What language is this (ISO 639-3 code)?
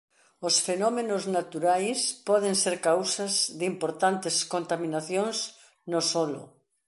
glg